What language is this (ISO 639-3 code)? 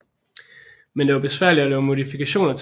dan